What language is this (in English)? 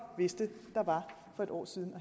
Danish